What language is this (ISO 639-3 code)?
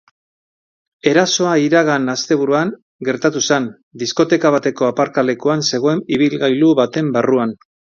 eus